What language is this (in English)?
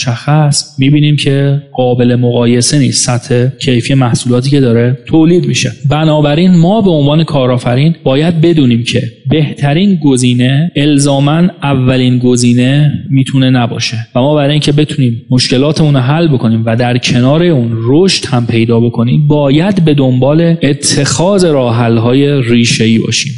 Persian